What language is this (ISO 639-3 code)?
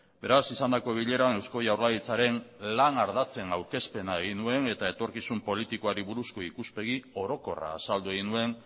eus